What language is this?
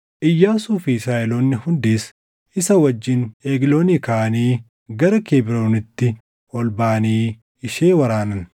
Oromo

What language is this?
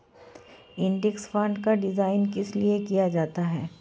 Hindi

